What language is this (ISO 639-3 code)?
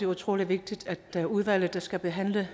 dan